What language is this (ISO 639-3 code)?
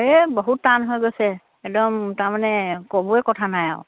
asm